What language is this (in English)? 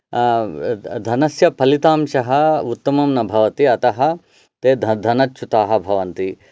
Sanskrit